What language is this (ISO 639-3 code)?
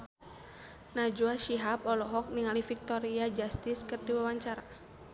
sun